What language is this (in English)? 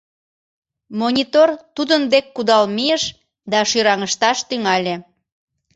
Mari